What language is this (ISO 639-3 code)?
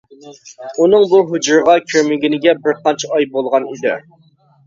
uig